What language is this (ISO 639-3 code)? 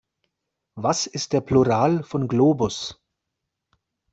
deu